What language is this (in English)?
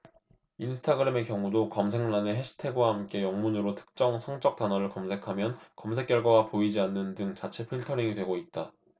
Korean